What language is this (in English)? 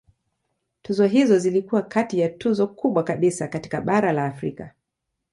Swahili